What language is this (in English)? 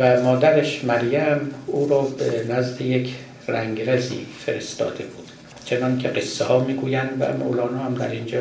Persian